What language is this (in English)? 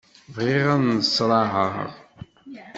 Kabyle